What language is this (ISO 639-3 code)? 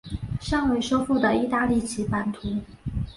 zho